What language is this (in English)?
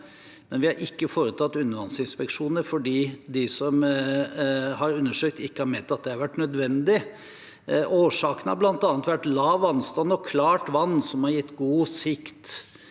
Norwegian